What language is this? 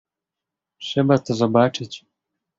Polish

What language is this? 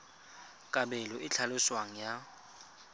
Tswana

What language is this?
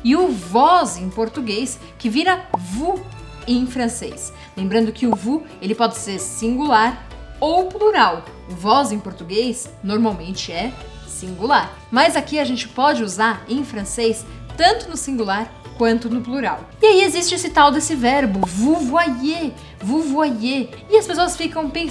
Portuguese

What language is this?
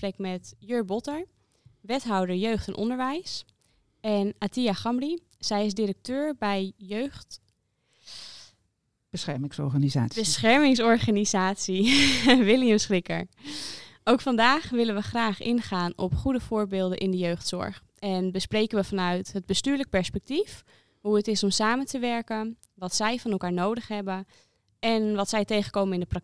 Dutch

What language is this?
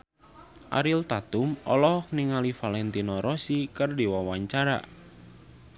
Sundanese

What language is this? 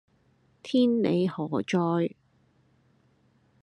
Cantonese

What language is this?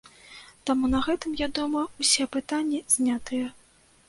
Belarusian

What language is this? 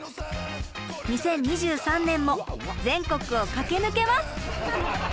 Japanese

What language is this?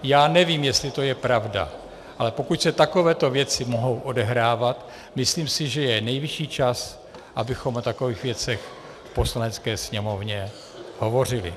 Czech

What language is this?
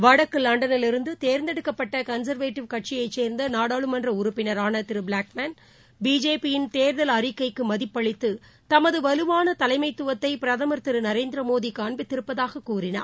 Tamil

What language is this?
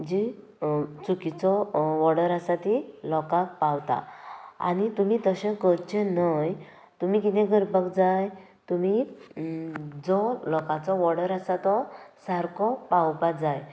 Konkani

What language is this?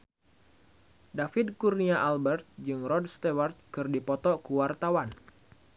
Sundanese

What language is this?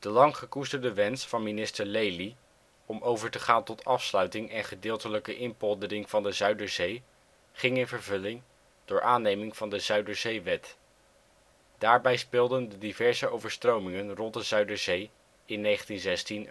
Dutch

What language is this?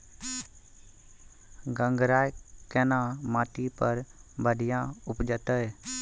Maithili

